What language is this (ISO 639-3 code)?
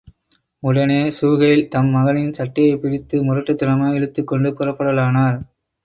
tam